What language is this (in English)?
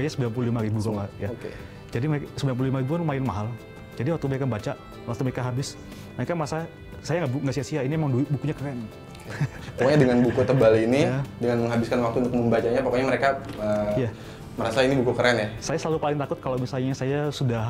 Indonesian